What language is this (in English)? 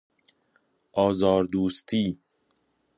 Persian